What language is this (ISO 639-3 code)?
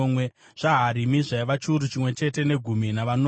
sna